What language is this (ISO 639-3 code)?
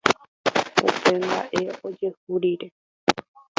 grn